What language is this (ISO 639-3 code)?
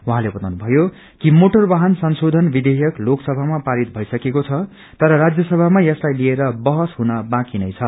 nep